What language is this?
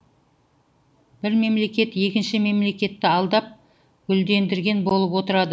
Kazakh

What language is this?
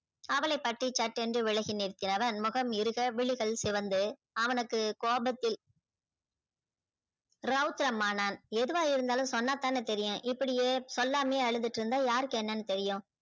Tamil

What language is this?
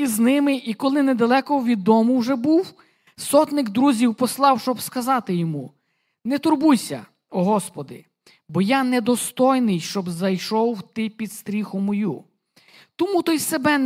Ukrainian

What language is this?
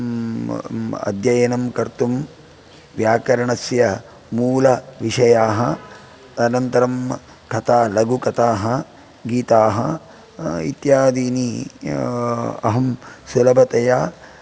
Sanskrit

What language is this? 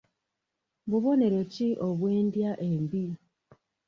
Ganda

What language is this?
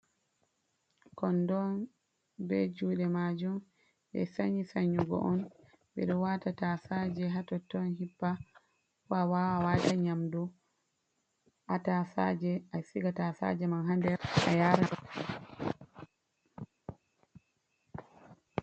Fula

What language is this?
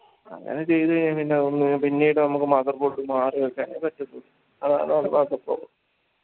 Malayalam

